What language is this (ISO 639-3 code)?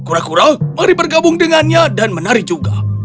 ind